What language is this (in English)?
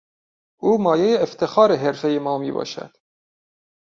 Persian